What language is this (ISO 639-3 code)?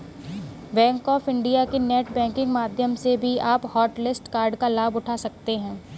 hin